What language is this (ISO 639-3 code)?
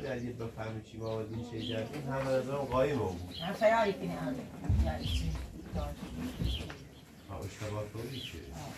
fas